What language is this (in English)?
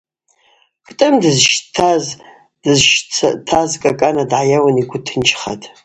Abaza